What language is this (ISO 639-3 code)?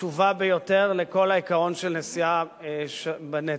heb